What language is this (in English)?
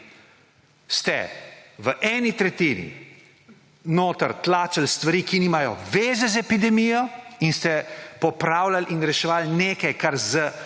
Slovenian